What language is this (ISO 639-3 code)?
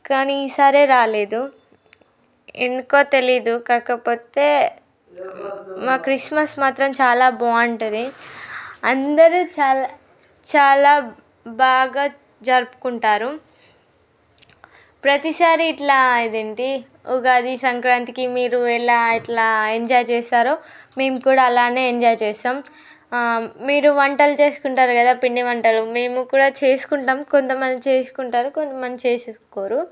tel